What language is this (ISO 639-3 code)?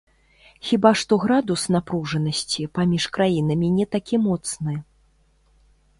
bel